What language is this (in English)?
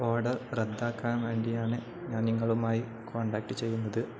Malayalam